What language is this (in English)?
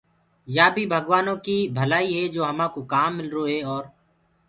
Gurgula